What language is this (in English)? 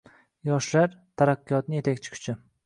Uzbek